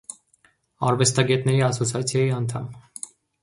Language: Armenian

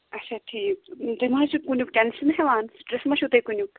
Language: Kashmiri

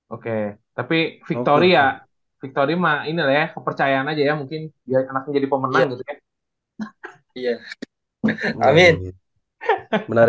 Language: Indonesian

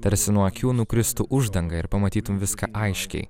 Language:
Lithuanian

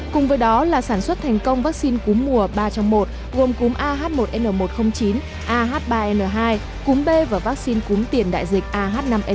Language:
Vietnamese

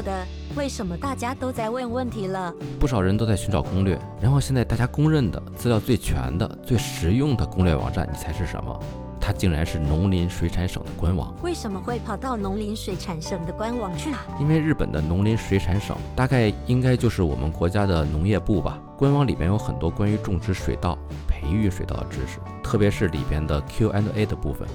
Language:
Chinese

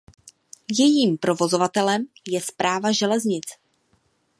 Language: Czech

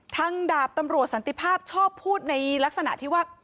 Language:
Thai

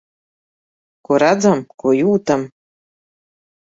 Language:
Latvian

